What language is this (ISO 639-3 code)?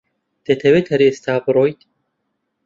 ckb